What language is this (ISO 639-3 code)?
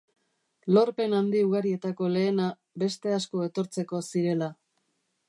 eus